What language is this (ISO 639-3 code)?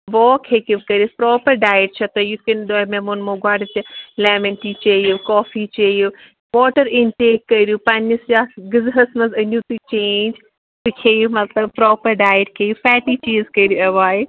kas